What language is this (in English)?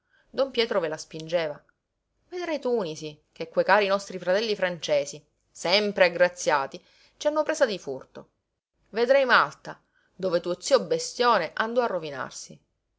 Italian